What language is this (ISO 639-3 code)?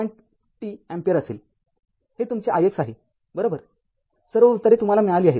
mar